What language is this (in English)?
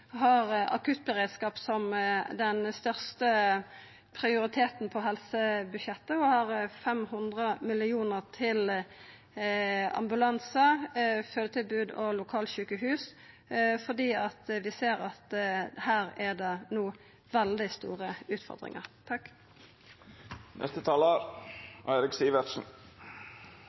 Norwegian Nynorsk